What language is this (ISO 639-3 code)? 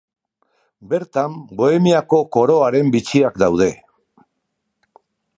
eus